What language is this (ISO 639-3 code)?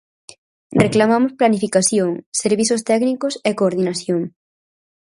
glg